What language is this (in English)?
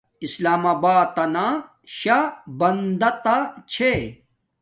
Domaaki